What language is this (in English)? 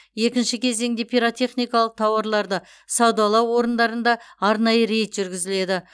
Kazakh